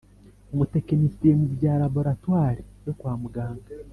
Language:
Kinyarwanda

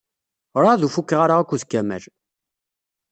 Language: Kabyle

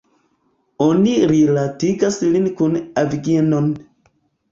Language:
Esperanto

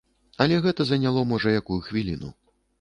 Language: Belarusian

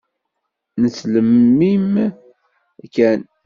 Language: Kabyle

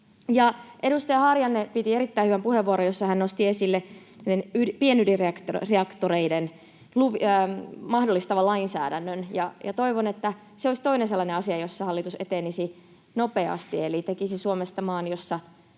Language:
Finnish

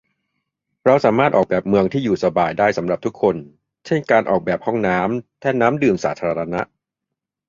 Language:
Thai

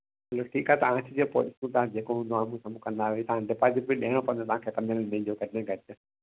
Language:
Sindhi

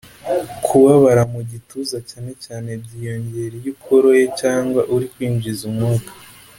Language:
Kinyarwanda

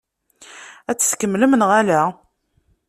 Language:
Kabyle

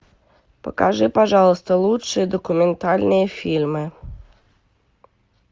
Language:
Russian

